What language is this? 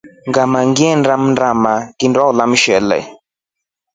Rombo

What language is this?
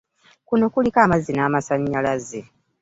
Ganda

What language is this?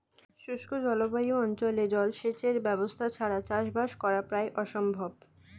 Bangla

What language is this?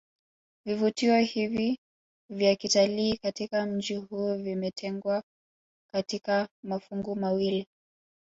Swahili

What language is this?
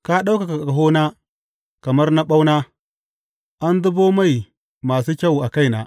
Hausa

